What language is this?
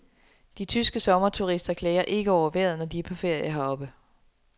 Danish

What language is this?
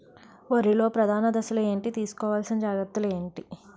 Telugu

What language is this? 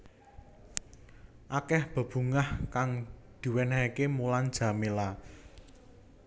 Javanese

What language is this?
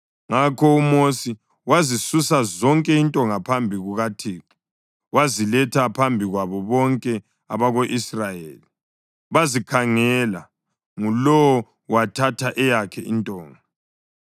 North Ndebele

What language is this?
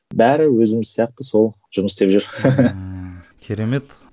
Kazakh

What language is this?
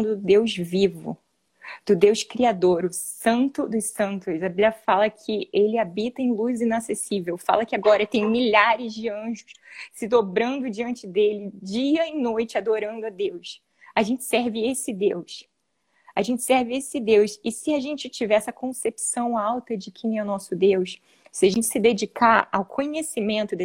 Portuguese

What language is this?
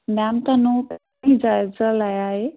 Punjabi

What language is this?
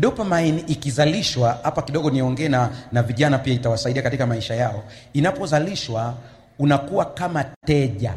Swahili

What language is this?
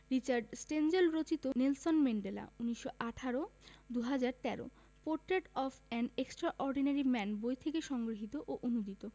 Bangla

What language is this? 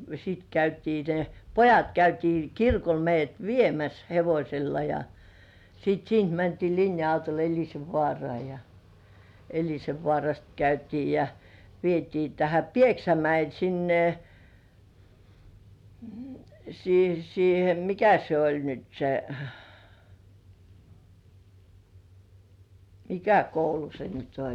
Finnish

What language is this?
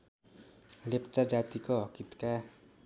Nepali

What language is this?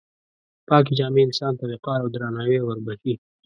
Pashto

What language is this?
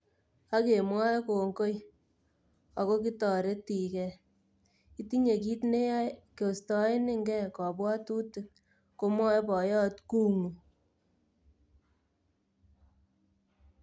Kalenjin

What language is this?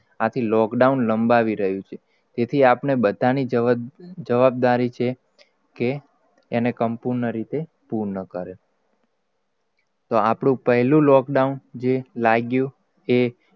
Gujarati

